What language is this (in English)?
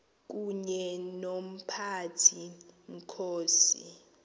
Xhosa